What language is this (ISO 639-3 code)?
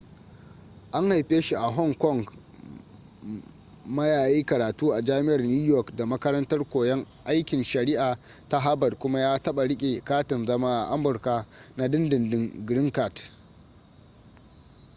hau